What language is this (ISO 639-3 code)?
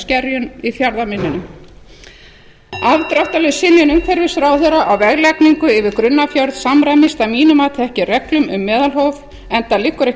isl